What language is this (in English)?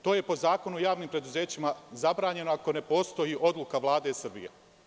Serbian